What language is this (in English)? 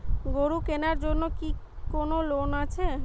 Bangla